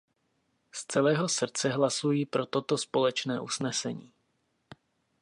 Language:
Czech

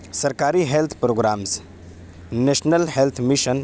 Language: Urdu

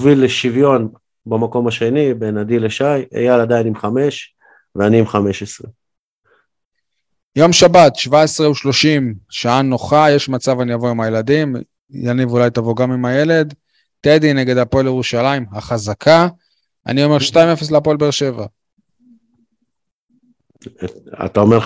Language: Hebrew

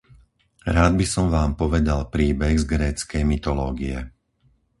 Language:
Slovak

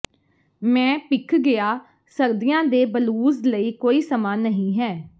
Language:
Punjabi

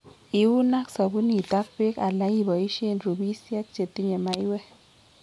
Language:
Kalenjin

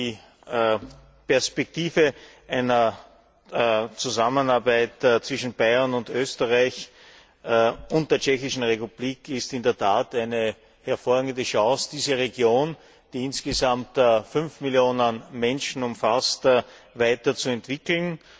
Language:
German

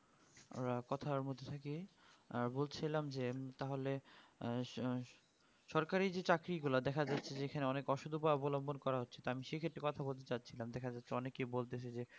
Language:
Bangla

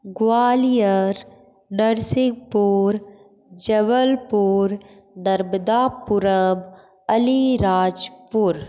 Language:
Hindi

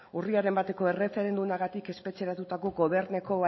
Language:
Basque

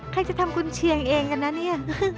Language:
Thai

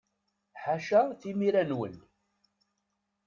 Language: Kabyle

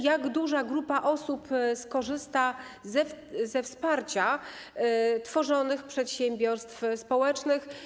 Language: Polish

